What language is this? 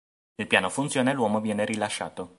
Italian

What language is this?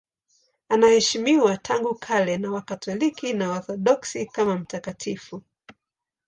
Swahili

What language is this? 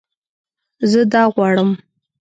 Pashto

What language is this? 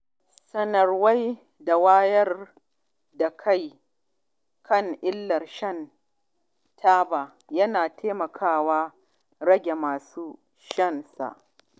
Hausa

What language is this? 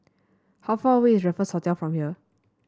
English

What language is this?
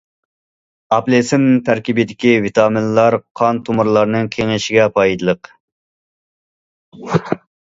Uyghur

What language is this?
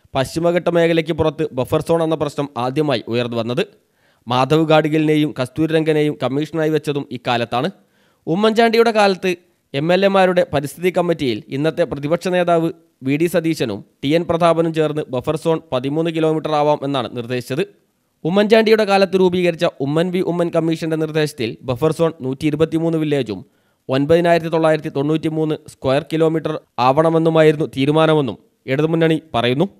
Malayalam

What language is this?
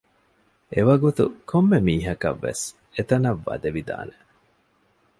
Divehi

